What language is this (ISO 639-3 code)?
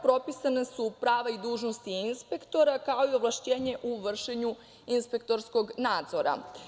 srp